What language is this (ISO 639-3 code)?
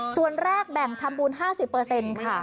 tha